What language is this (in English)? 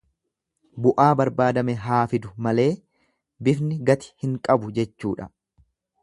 Oromo